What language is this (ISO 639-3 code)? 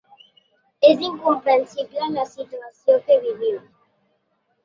cat